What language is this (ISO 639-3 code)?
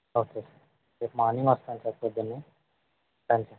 tel